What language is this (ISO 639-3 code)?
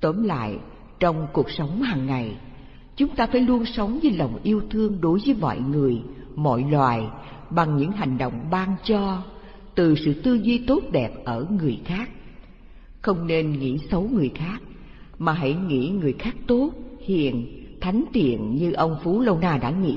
vie